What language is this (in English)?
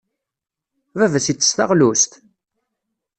Kabyle